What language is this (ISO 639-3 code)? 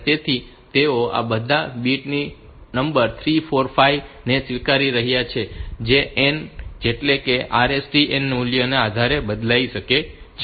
guj